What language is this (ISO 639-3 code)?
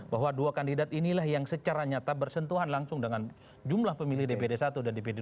ind